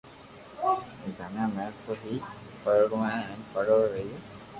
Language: Loarki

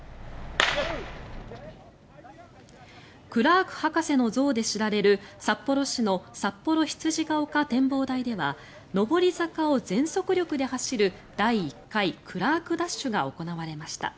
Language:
Japanese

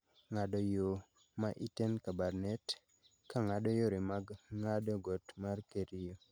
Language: Luo (Kenya and Tanzania)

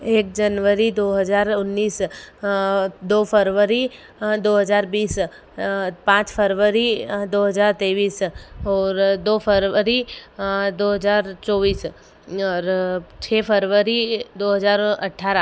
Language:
Hindi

